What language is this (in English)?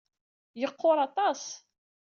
Kabyle